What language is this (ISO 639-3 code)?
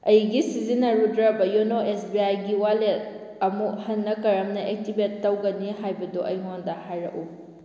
mni